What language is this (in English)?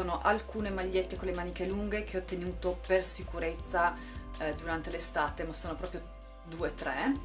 Italian